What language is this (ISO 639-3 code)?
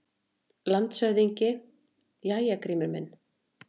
isl